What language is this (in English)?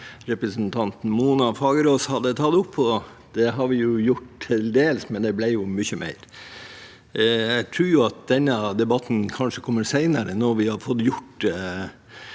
Norwegian